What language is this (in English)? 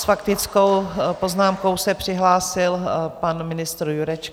Czech